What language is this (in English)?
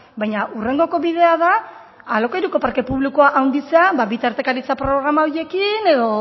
Basque